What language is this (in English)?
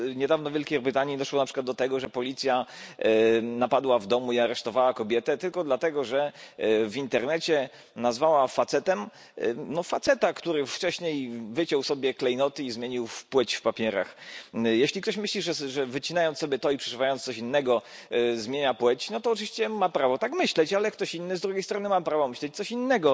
Polish